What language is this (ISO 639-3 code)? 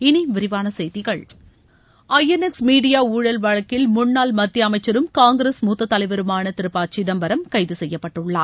tam